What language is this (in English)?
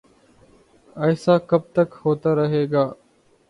Urdu